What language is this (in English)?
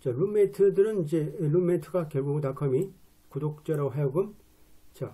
Korean